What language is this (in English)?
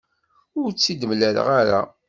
Kabyle